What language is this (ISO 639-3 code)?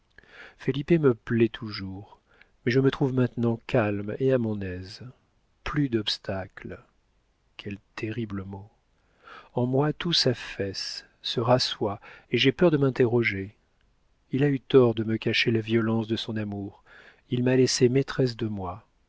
fra